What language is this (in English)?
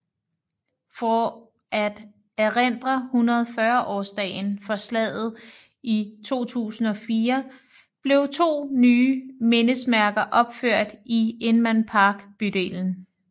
Danish